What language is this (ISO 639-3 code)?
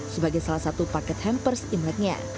ind